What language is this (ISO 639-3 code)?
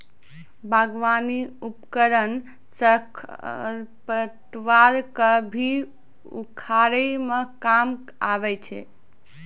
mai